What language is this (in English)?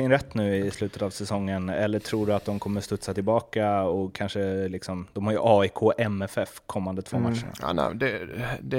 Swedish